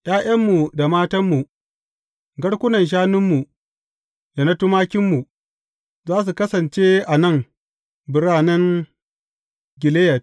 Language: Hausa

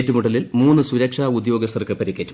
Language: Malayalam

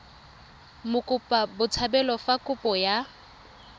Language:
Tswana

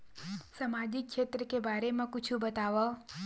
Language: Chhattisgarhi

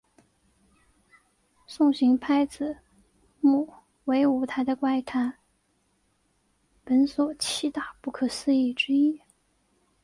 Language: Chinese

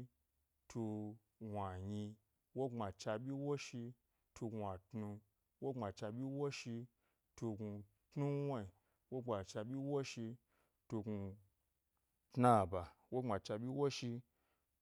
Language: Gbari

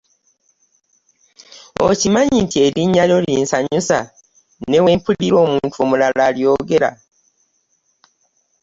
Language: Ganda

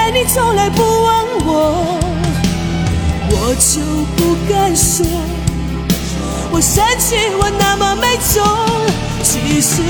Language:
Chinese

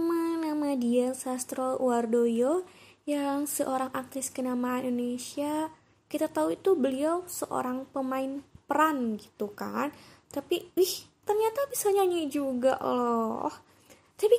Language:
Indonesian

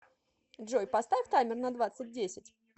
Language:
Russian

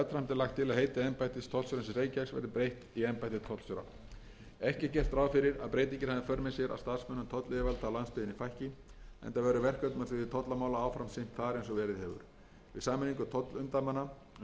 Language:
Icelandic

